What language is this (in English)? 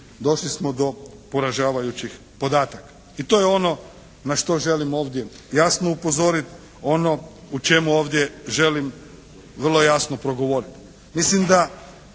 Croatian